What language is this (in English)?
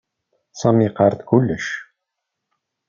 Kabyle